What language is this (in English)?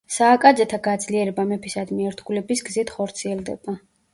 Georgian